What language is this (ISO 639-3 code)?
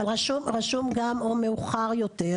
heb